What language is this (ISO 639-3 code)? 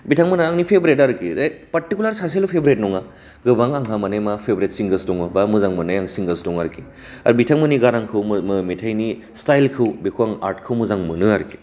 brx